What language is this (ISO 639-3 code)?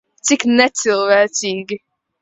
lav